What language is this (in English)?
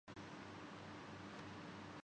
Urdu